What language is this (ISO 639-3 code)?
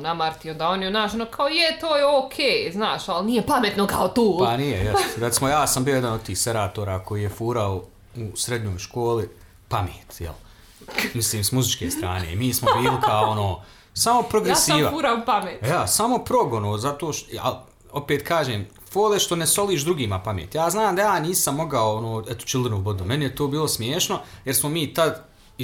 hrv